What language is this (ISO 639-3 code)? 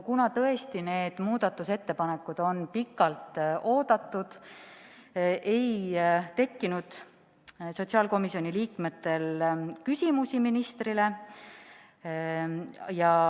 est